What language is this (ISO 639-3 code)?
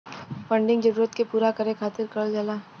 bho